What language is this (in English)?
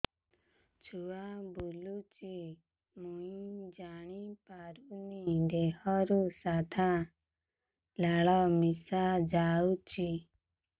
Odia